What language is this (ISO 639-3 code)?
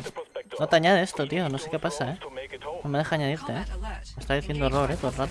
spa